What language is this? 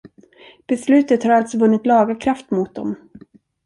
Swedish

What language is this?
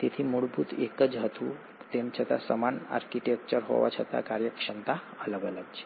Gujarati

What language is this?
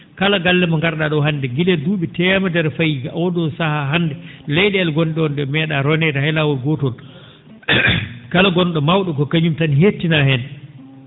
Fula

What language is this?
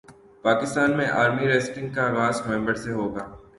Urdu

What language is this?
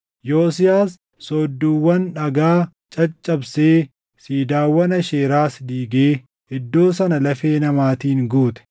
Oromo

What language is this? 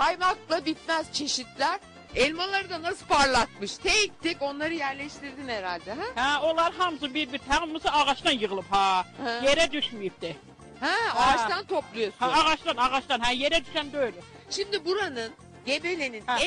Turkish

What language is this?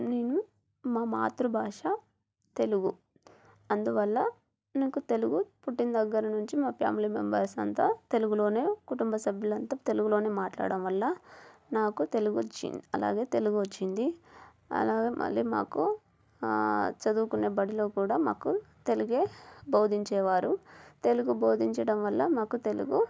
Telugu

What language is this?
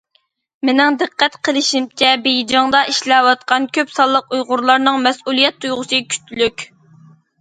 Uyghur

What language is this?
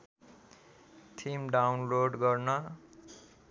Nepali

